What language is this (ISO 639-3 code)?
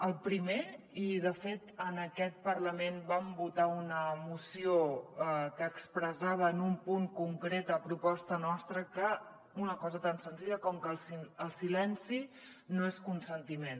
cat